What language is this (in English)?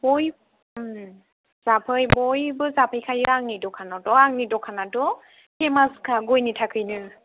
Bodo